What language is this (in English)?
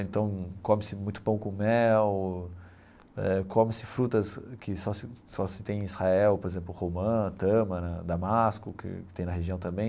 Portuguese